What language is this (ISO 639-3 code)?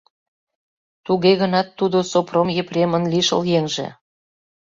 chm